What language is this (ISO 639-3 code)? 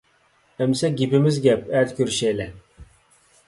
uig